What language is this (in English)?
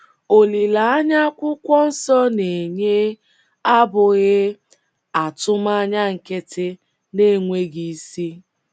Igbo